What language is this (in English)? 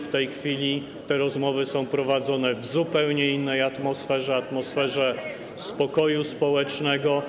Polish